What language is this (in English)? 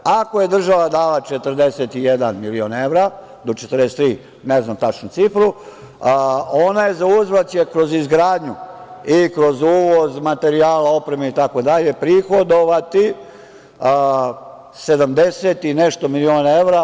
Serbian